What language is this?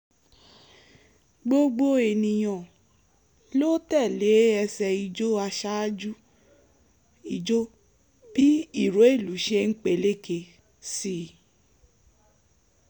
Yoruba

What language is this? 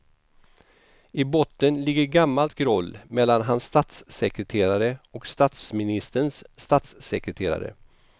Swedish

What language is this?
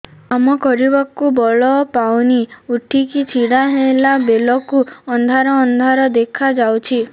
Odia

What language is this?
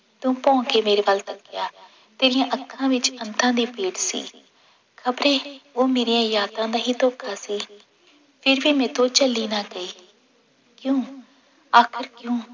Punjabi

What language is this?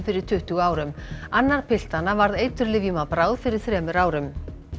Icelandic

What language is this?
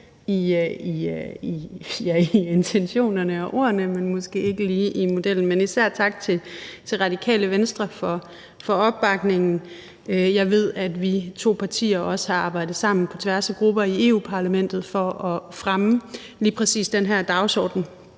Danish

